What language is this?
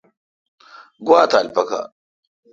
Kalkoti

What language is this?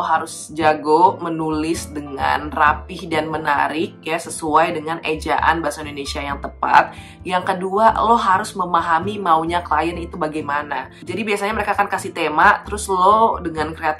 Indonesian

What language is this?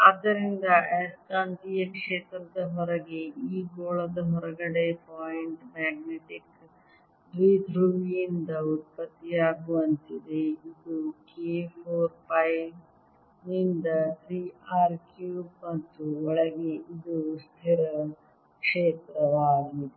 Kannada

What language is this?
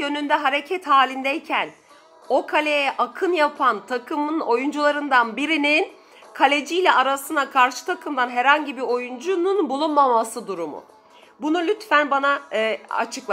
Turkish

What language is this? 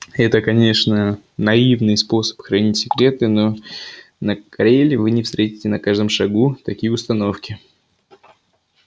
Russian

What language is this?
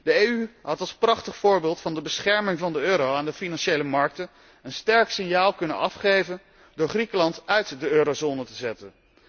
Dutch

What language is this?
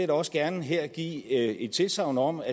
Danish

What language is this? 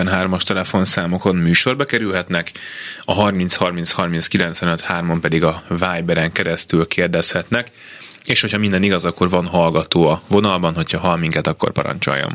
Hungarian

